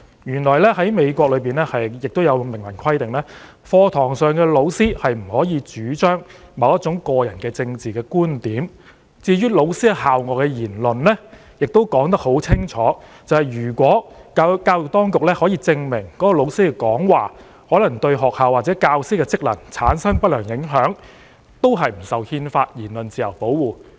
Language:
Cantonese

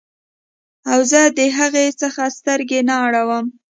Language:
Pashto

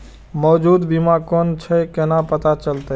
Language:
Maithili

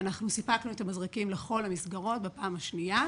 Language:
Hebrew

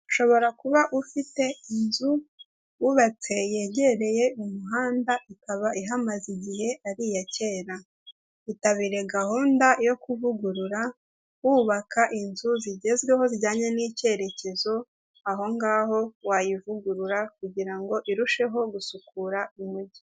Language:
Kinyarwanda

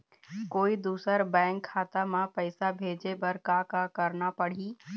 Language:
Chhattisgarhi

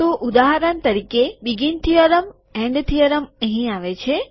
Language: Gujarati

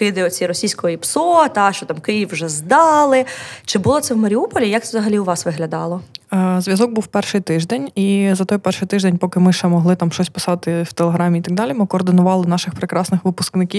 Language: Ukrainian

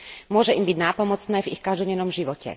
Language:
Slovak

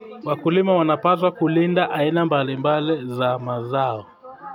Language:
Kalenjin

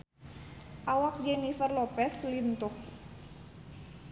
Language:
Sundanese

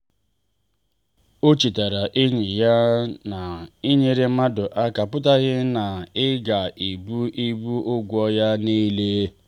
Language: Igbo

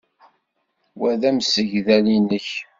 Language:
Kabyle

